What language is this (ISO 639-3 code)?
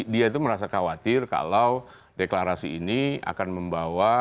ind